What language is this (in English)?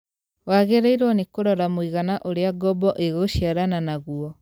Kikuyu